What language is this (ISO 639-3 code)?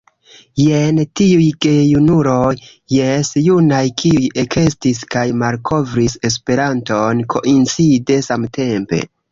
epo